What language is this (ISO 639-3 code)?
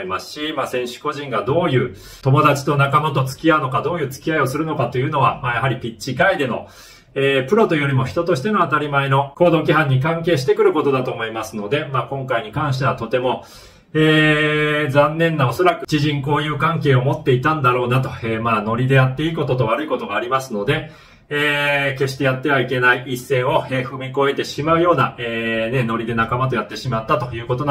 jpn